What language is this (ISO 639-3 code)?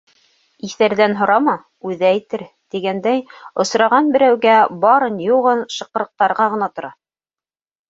bak